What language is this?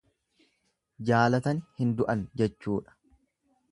Oromo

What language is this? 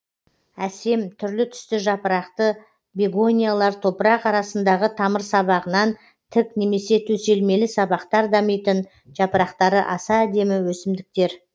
Kazakh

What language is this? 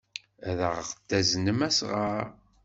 Kabyle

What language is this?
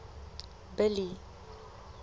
Southern Sotho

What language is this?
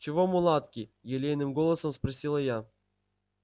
Russian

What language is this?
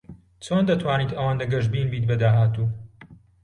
Central Kurdish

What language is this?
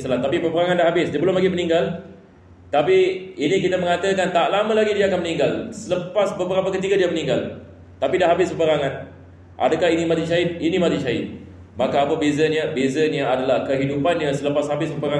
Malay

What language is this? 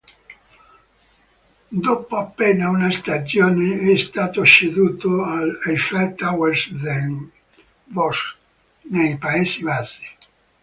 Italian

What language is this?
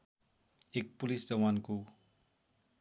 Nepali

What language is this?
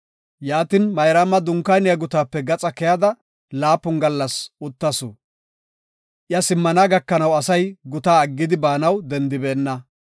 Gofa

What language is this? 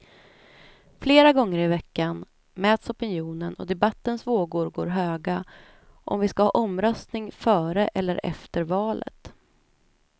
Swedish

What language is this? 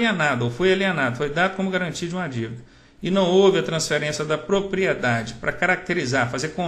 Portuguese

